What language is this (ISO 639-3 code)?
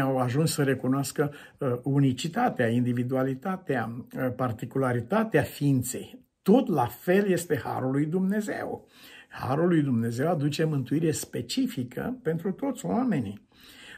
ron